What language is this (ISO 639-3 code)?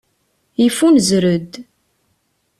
kab